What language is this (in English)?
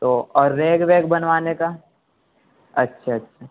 Urdu